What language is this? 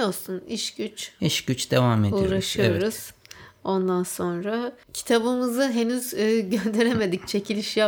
Turkish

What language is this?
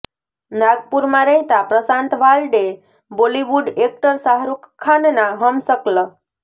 Gujarati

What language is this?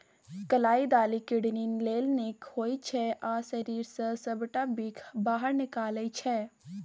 Maithili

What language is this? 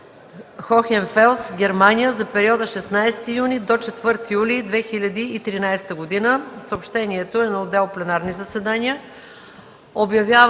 Bulgarian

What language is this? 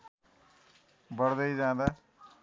Nepali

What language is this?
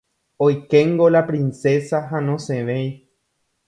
Guarani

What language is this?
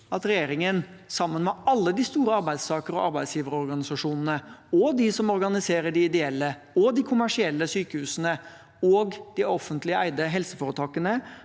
Norwegian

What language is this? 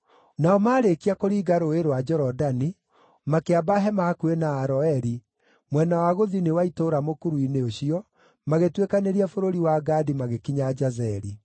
Kikuyu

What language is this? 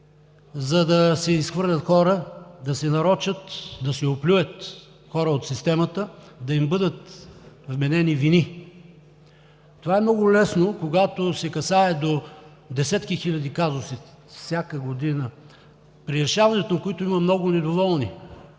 Bulgarian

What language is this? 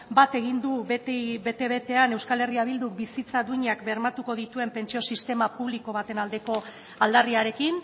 Basque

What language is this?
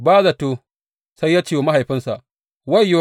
Hausa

